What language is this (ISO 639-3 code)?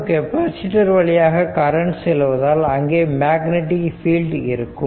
tam